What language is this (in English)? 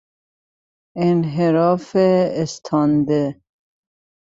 Persian